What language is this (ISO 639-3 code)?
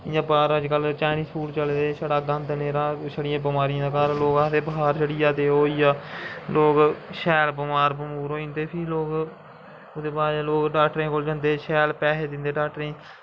doi